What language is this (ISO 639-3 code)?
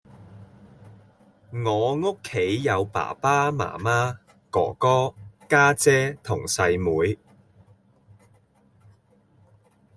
yue